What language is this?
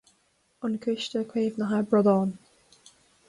Irish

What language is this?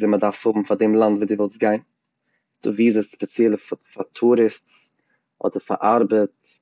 Yiddish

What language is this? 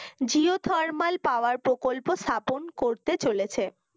Bangla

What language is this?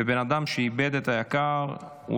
Hebrew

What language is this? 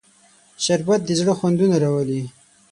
Pashto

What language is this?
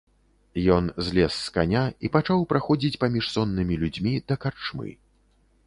Belarusian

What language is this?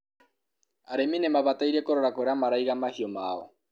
Kikuyu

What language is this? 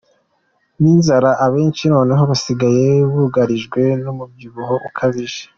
Kinyarwanda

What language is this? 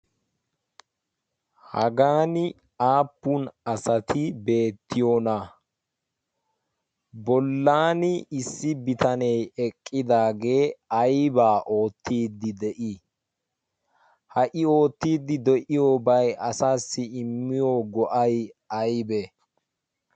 Wolaytta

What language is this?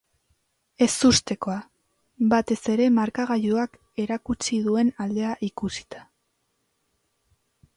Basque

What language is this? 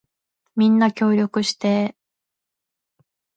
Japanese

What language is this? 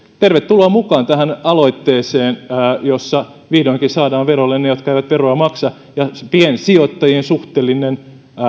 Finnish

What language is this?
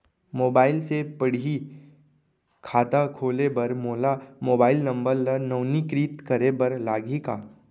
Chhattisgarhi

